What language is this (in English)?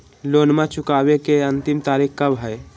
Magahi